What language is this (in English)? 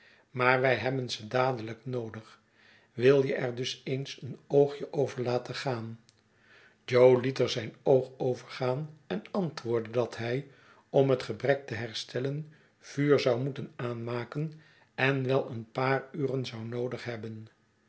Dutch